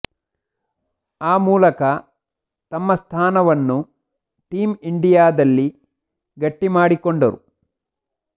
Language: Kannada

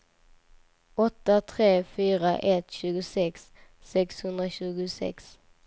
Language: Swedish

